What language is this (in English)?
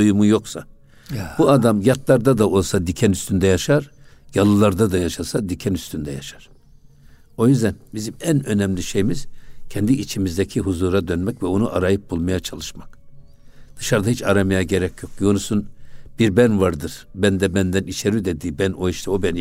Turkish